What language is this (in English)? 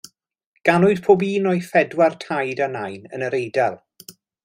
Welsh